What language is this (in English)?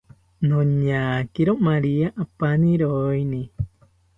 South Ucayali Ashéninka